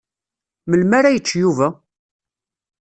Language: Kabyle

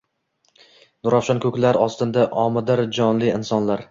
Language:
Uzbek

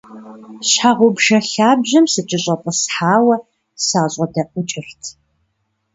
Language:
Kabardian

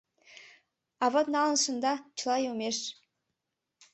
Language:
Mari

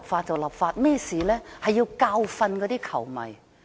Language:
Cantonese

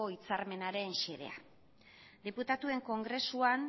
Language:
Basque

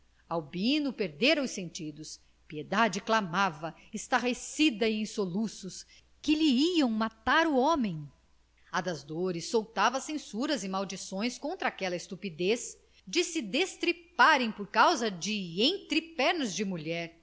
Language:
Portuguese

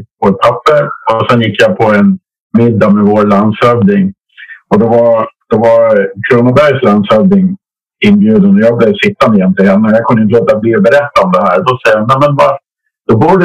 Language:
Swedish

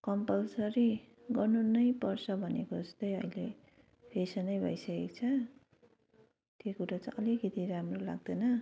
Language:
Nepali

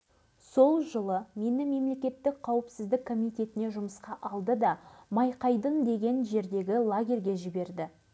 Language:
Kazakh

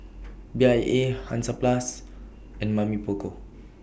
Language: English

